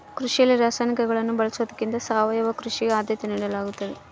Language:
Kannada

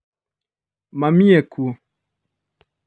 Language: Kikuyu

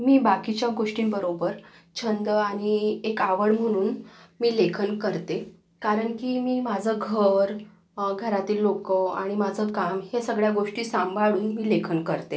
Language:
Marathi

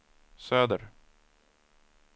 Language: Swedish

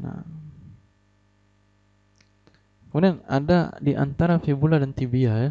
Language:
Indonesian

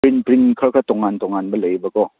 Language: Manipuri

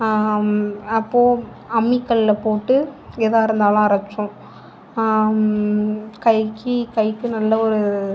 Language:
Tamil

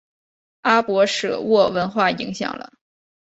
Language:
Chinese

